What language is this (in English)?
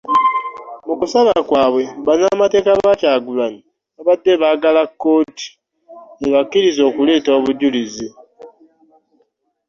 Ganda